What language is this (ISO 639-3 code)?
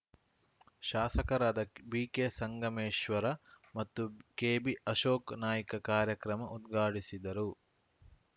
kan